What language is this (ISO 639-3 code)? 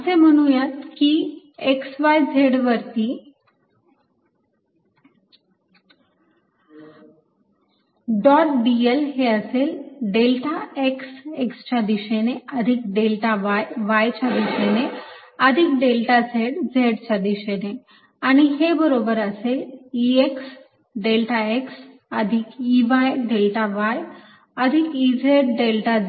mar